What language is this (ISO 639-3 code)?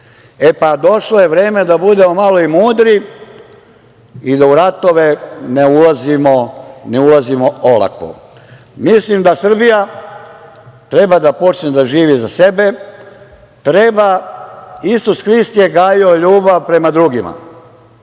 srp